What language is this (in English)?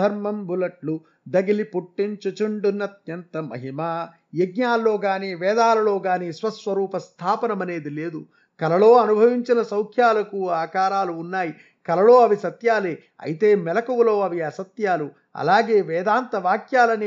Telugu